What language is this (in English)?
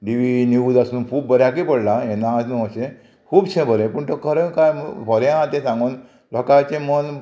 Konkani